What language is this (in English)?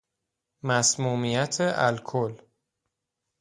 Persian